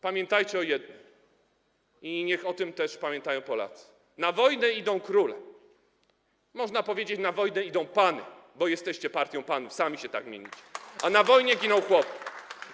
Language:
Polish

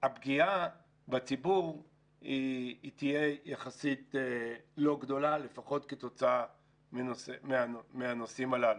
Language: Hebrew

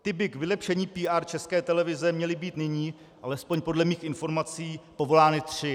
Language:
Czech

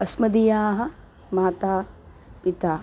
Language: Sanskrit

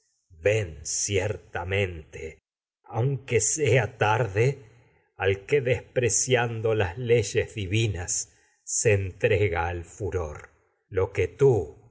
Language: Spanish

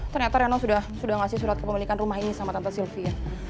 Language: Indonesian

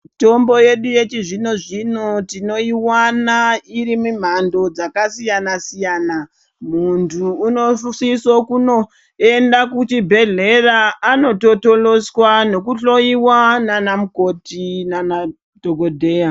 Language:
Ndau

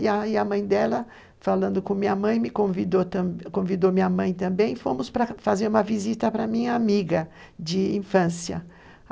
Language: Portuguese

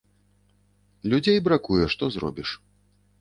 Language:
Belarusian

